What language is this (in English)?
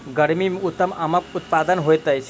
Maithili